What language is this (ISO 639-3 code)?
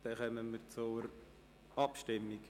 gsw